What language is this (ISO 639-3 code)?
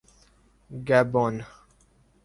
urd